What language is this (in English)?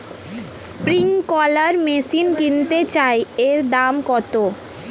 Bangla